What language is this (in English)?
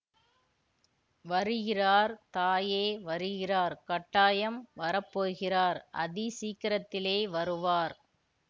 Tamil